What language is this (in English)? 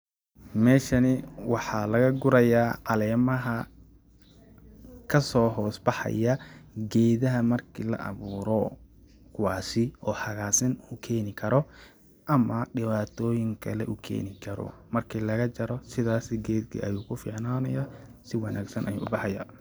Somali